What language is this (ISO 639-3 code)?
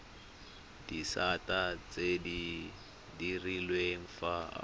tsn